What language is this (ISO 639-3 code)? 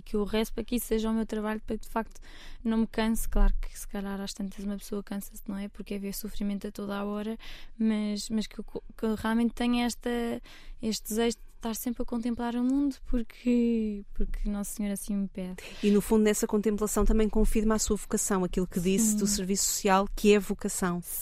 por